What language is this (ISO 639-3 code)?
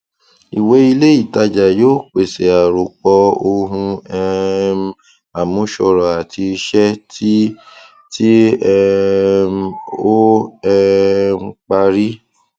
yor